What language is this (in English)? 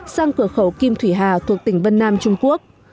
Vietnamese